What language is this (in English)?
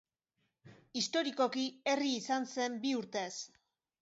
Basque